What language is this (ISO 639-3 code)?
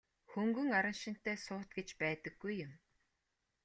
mon